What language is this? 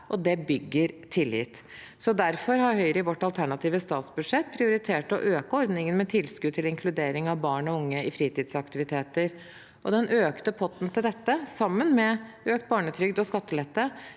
Norwegian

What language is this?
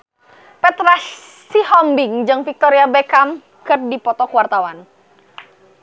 Sundanese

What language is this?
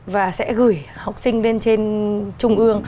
Vietnamese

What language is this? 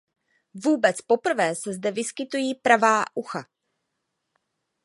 Czech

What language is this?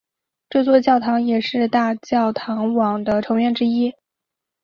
Chinese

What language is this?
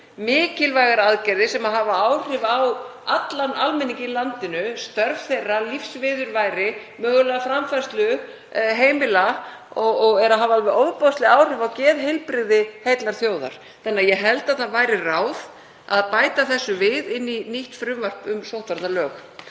Icelandic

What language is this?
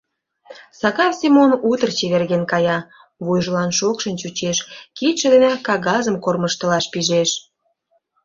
Mari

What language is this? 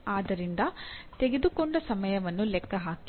Kannada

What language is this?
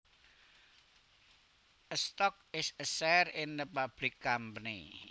Javanese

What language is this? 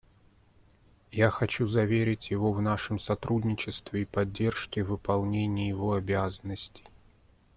Russian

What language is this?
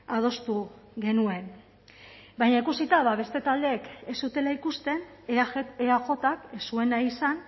Basque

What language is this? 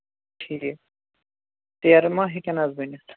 Kashmiri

